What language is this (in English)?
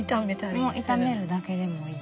Japanese